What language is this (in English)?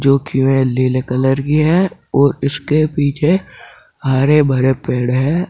Hindi